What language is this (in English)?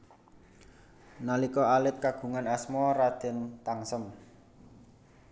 Javanese